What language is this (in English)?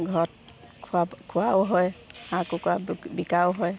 Assamese